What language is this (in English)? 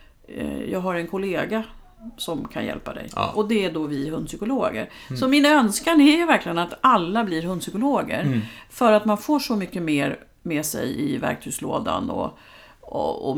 Swedish